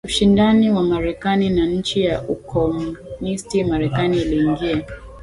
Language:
Swahili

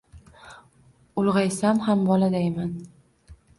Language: Uzbek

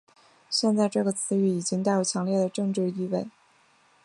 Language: Chinese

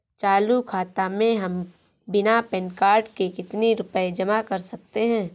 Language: Hindi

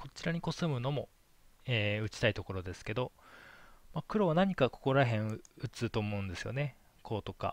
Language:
Japanese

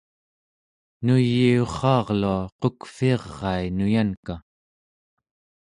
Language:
Central Yupik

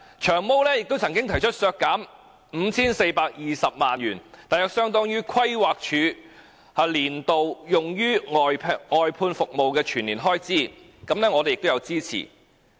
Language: Cantonese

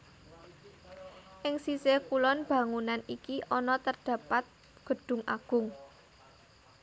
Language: Javanese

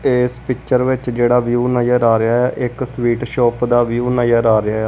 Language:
Punjabi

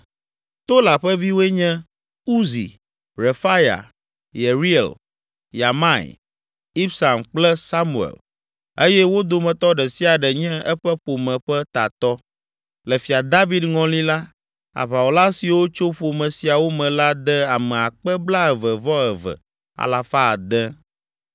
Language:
Ewe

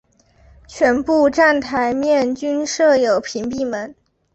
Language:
Chinese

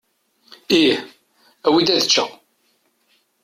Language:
Kabyle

